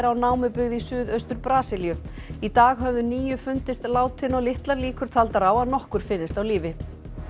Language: Icelandic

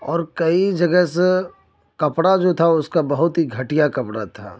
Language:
Urdu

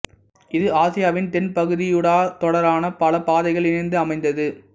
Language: Tamil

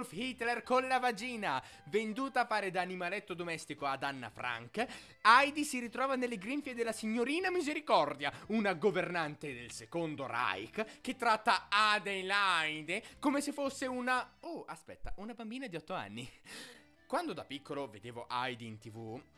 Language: Italian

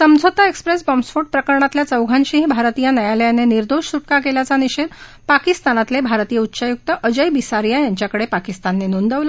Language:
Marathi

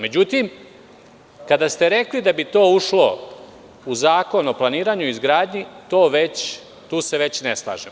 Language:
Serbian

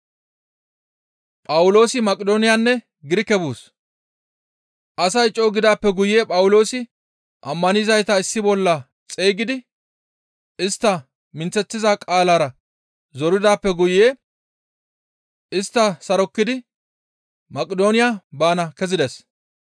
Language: Gamo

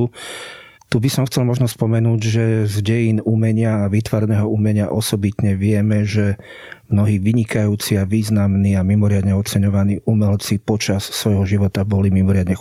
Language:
Slovak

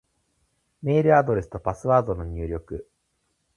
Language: Japanese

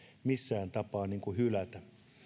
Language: Finnish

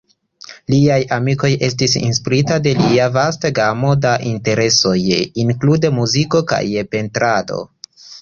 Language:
Esperanto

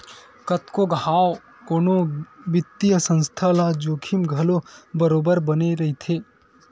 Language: Chhattisgarhi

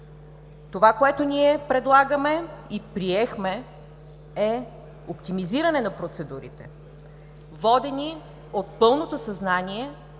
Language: Bulgarian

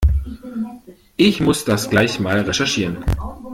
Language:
German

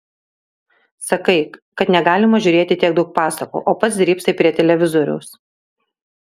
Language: Lithuanian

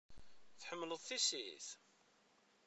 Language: Kabyle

